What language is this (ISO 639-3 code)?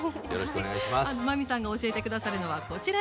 jpn